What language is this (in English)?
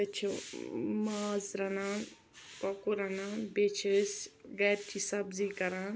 Kashmiri